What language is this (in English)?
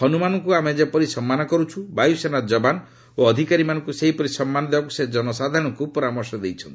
Odia